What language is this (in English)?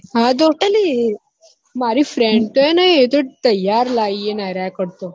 Gujarati